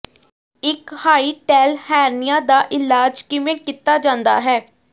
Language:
Punjabi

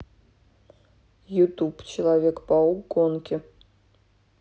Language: Russian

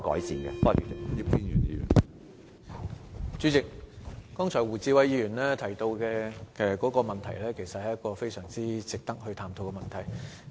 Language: Cantonese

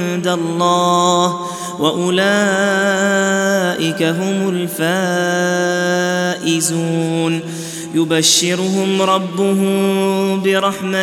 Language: Arabic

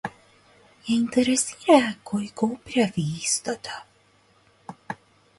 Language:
Macedonian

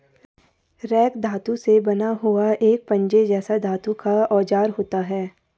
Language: Hindi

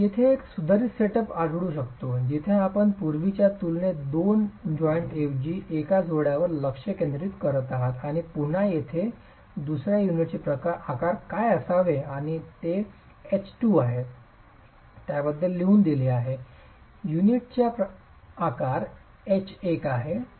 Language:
Marathi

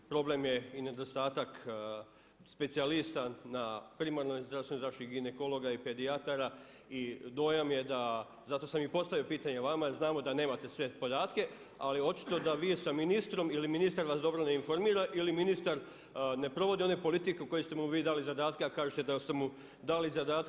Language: Croatian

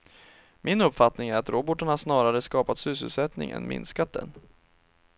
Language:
Swedish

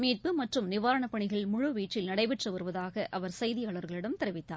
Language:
Tamil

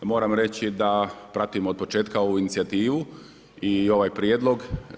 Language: Croatian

